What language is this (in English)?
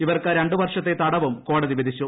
Malayalam